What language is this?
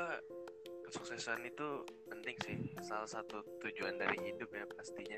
Indonesian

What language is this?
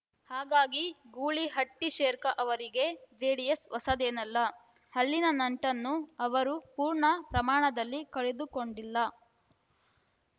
Kannada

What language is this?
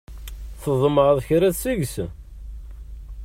Kabyle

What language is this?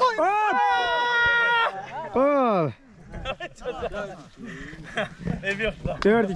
Turkish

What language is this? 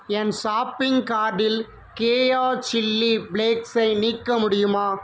Tamil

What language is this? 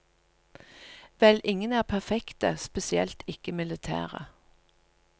Norwegian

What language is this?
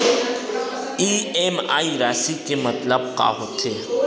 Chhattisgarhi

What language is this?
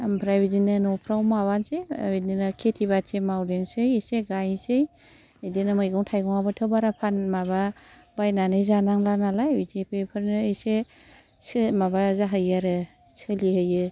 Bodo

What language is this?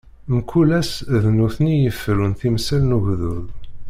Kabyle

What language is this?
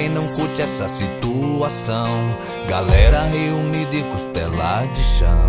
Portuguese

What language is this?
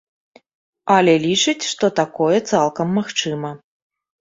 Belarusian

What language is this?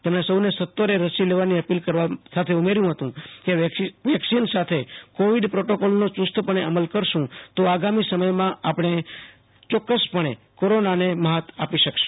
Gujarati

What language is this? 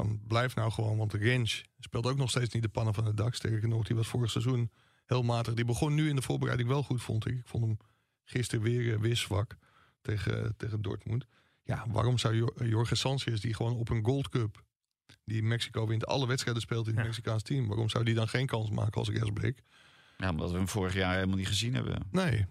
Dutch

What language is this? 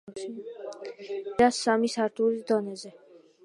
Georgian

